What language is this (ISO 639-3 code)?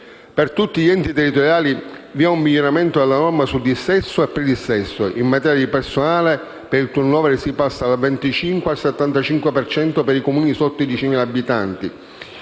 ita